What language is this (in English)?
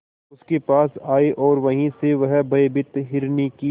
Hindi